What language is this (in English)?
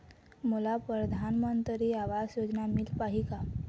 Chhattisgarhi